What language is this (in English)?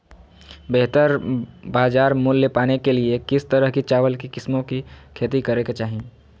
Magahi